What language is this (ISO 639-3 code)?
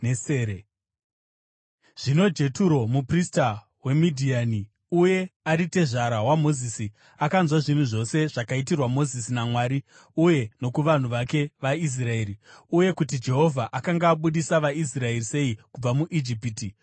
sna